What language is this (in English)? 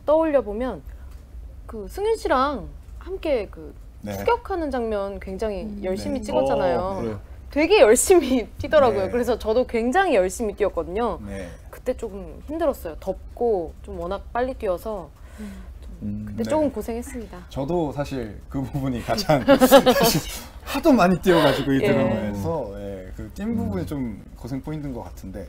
Korean